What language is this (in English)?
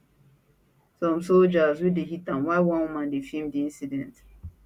Nigerian Pidgin